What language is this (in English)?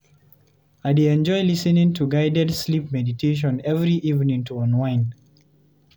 Nigerian Pidgin